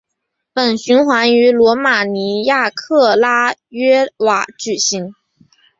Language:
Chinese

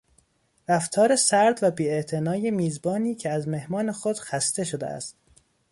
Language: Persian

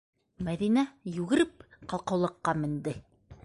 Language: Bashkir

